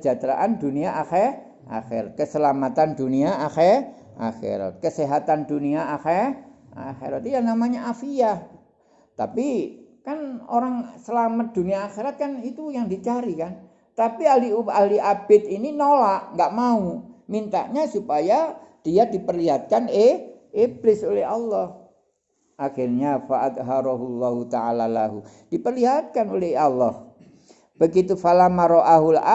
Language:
Indonesian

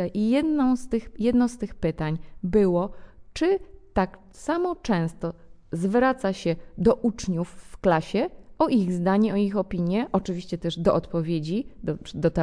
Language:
Polish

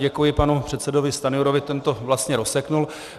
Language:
Czech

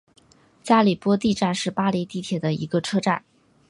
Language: Chinese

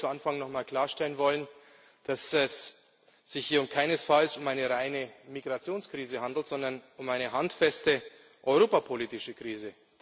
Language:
German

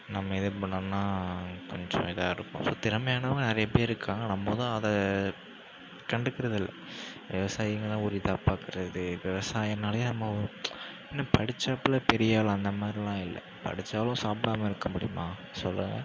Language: Tamil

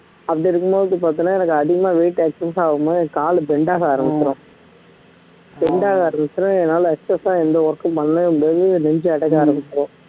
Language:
Tamil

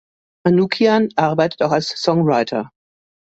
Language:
German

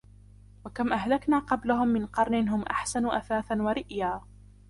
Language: Arabic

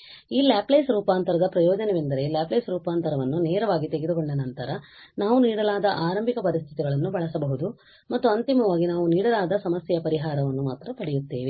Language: Kannada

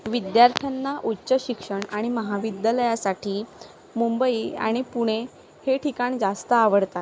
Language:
Marathi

